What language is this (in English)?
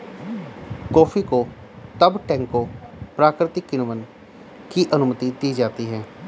Hindi